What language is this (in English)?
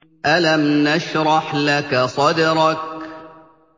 Arabic